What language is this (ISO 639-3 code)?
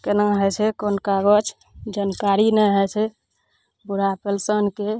mai